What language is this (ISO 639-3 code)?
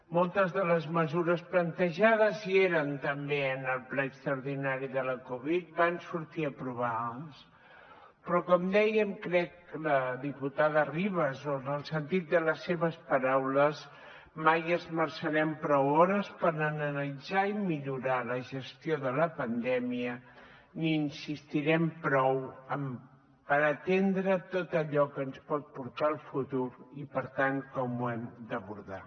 cat